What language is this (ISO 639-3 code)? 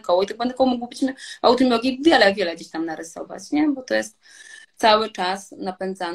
pol